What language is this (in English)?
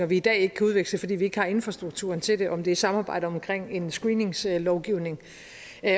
Danish